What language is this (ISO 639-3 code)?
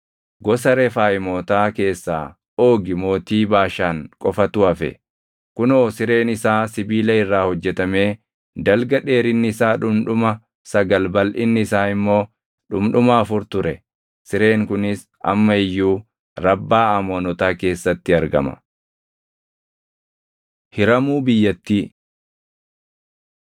orm